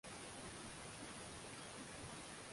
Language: Swahili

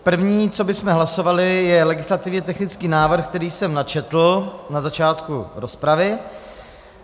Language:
Czech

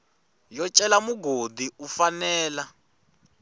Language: Tsonga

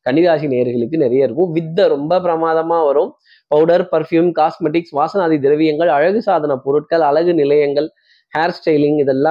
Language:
Tamil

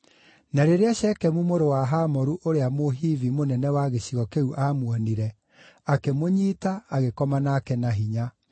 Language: Kikuyu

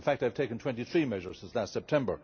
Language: English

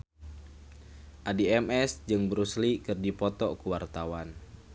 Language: Sundanese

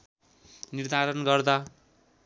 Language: Nepali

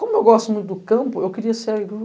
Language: Portuguese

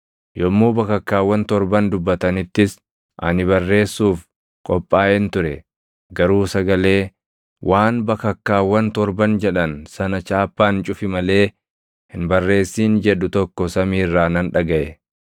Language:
Oromo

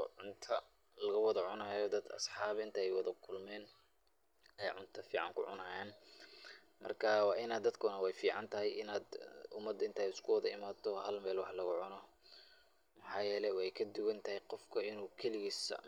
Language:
Somali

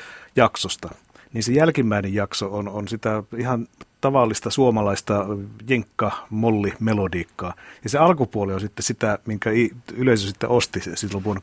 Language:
Finnish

